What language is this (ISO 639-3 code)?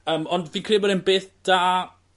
cym